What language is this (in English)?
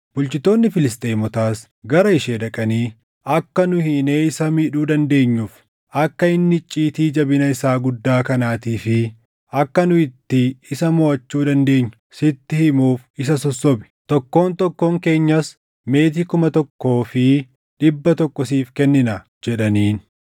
Oromo